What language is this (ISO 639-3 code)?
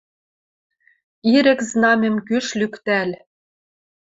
mrj